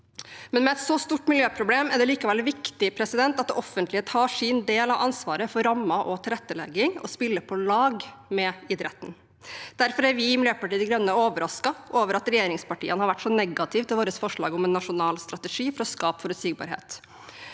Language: Norwegian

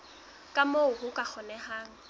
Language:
Southern Sotho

